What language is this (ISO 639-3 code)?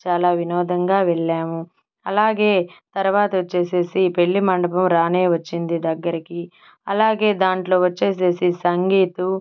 tel